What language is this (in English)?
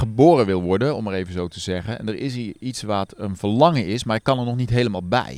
Dutch